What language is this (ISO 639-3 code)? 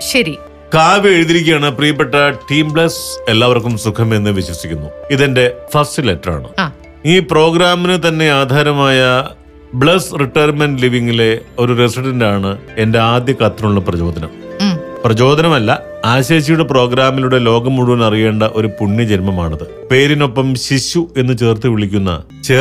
mal